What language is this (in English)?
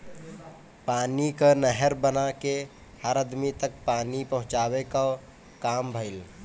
Bhojpuri